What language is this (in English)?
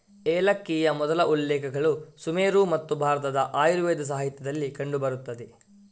Kannada